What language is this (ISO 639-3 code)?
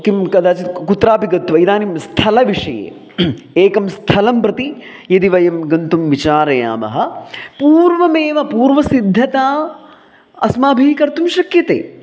san